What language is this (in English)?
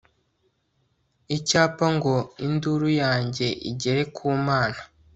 Kinyarwanda